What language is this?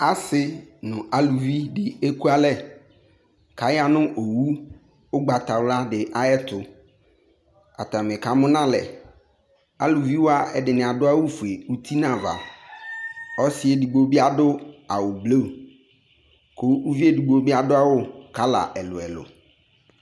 Ikposo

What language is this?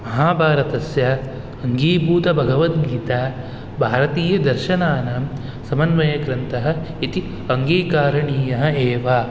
Sanskrit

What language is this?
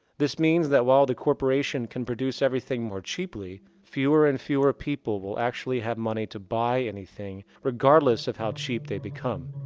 English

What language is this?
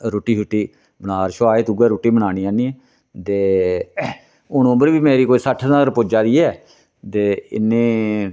Dogri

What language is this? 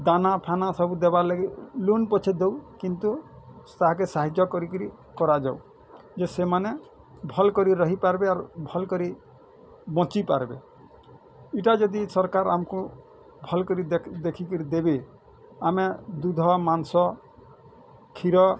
Odia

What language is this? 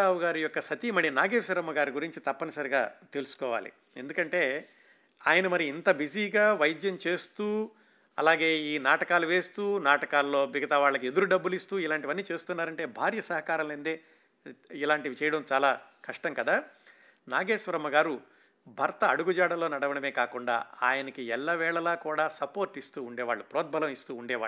Telugu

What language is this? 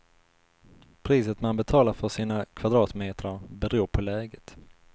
Swedish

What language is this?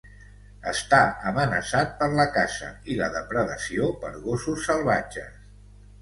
Catalan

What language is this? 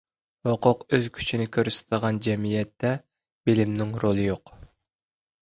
Uyghur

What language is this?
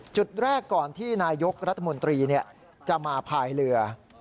Thai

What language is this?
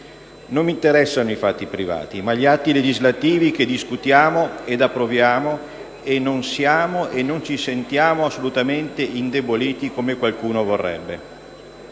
Italian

